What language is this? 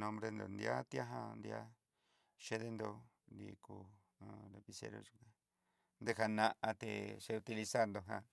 Southeastern Nochixtlán Mixtec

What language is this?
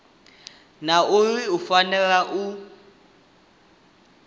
Venda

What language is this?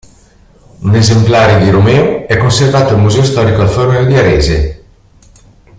Italian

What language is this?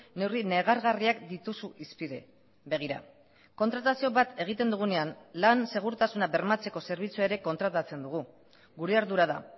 Basque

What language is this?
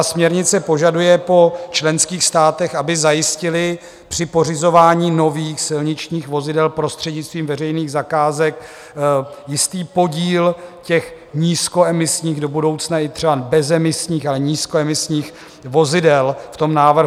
Czech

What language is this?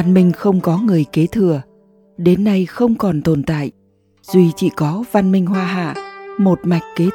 Vietnamese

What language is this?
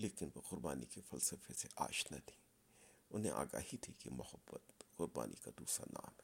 Urdu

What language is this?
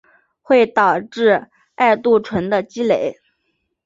Chinese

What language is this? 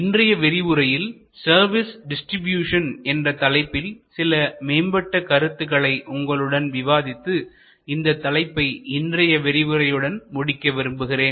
Tamil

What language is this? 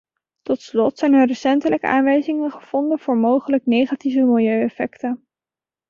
Dutch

